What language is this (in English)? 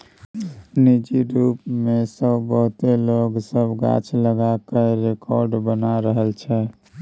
Maithili